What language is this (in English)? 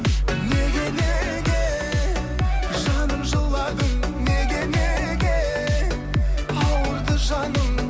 Kazakh